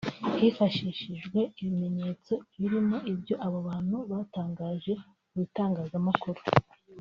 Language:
Kinyarwanda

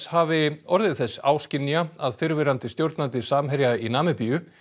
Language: Icelandic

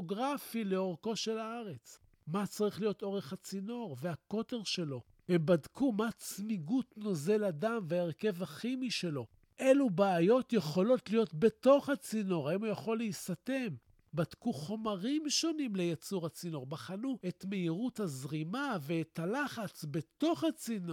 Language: Hebrew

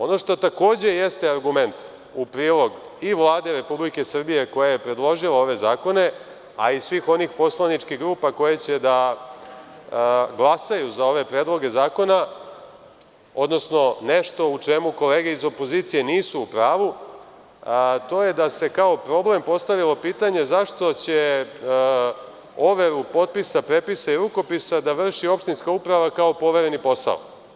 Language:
Serbian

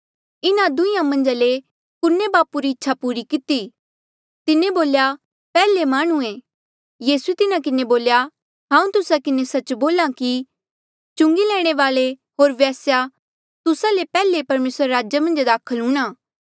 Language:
Mandeali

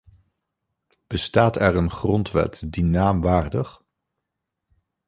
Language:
Dutch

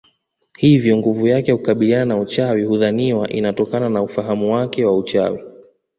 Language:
Swahili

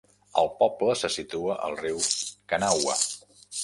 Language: Catalan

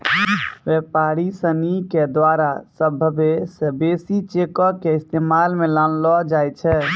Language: Maithili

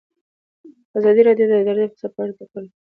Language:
Pashto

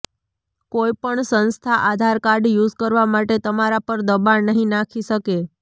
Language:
Gujarati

